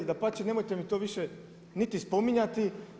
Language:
Croatian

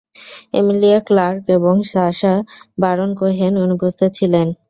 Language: Bangla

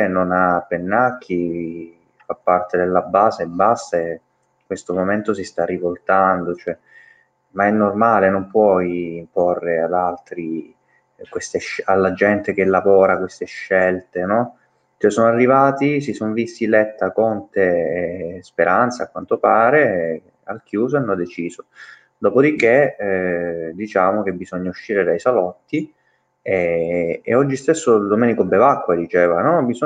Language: Italian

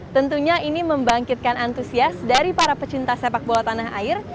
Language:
Indonesian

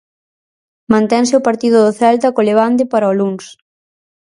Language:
Galician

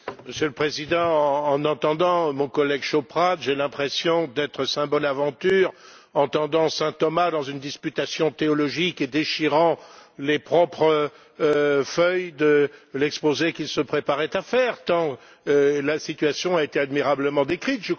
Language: French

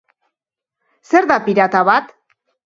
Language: Basque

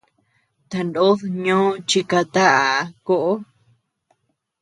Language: Tepeuxila Cuicatec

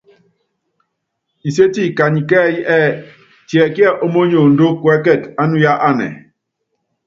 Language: Yangben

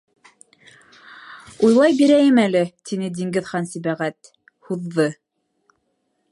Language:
Bashkir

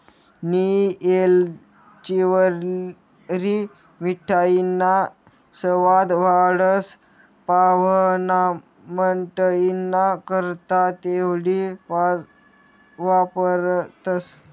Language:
Marathi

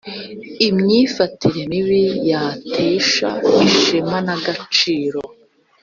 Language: Kinyarwanda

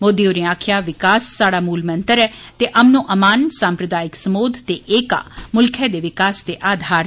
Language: Dogri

